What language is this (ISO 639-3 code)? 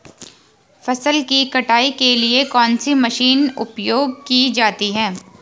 hin